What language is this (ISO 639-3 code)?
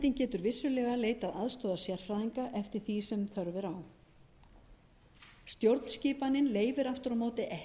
isl